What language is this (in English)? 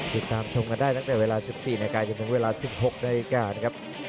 Thai